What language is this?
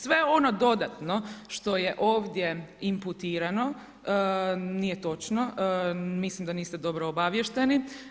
Croatian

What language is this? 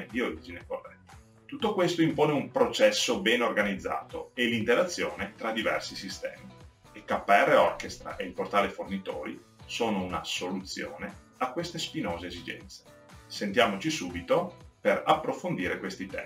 Italian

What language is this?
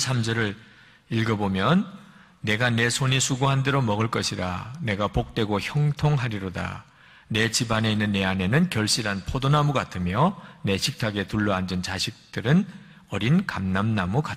Korean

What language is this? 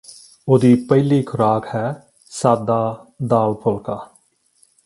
Punjabi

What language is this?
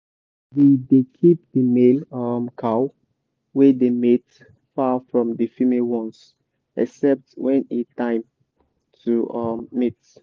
Nigerian Pidgin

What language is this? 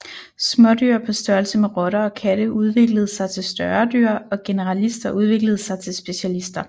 Danish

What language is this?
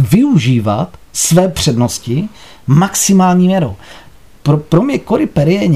Czech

